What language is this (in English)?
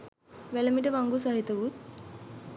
Sinhala